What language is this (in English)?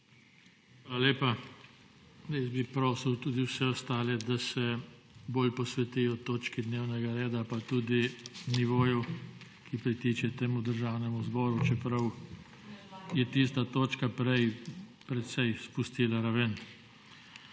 Slovenian